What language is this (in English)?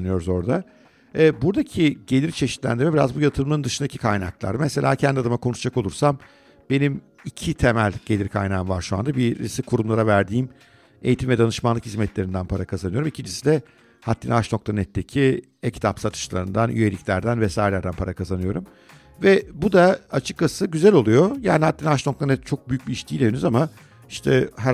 Turkish